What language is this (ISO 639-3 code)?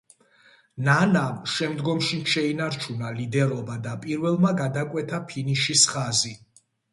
kat